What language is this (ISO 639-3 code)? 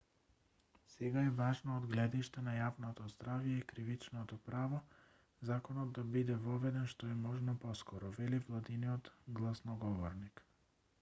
mkd